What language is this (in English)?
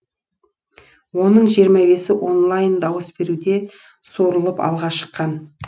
Kazakh